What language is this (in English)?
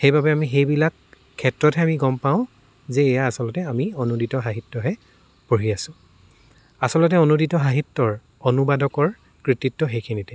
Assamese